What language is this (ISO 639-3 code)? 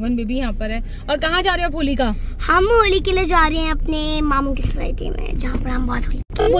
hin